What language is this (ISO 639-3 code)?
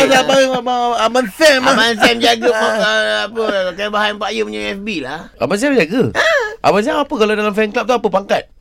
msa